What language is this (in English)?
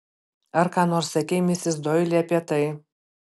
Lithuanian